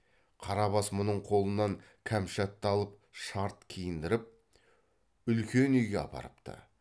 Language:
Kazakh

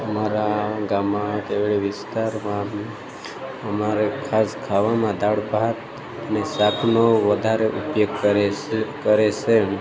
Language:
Gujarati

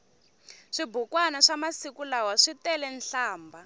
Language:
Tsonga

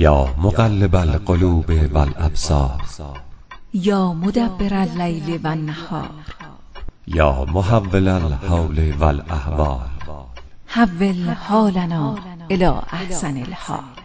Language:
Persian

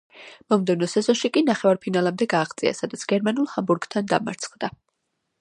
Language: Georgian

